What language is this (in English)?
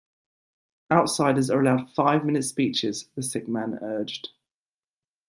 English